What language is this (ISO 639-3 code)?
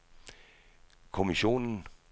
dan